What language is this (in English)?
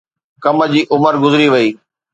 Sindhi